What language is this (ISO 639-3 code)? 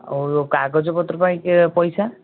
ori